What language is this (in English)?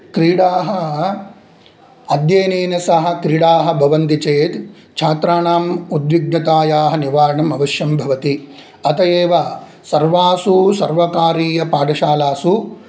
Sanskrit